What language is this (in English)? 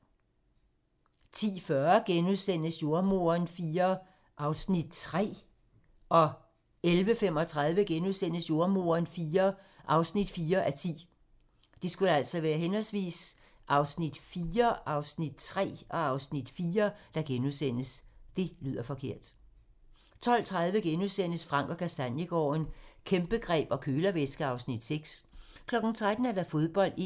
Danish